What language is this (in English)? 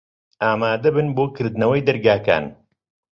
Central Kurdish